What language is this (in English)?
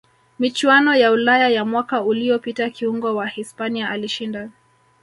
Swahili